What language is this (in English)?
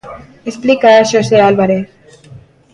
Galician